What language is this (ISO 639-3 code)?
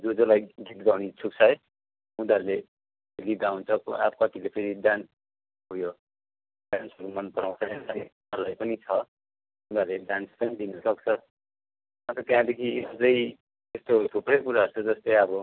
nep